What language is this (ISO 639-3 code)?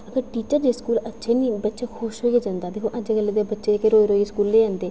doi